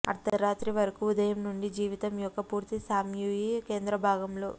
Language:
Telugu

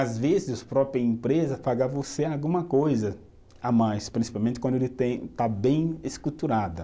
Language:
Portuguese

